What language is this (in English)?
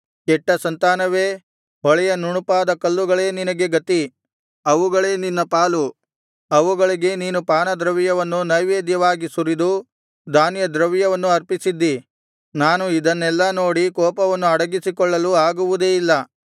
Kannada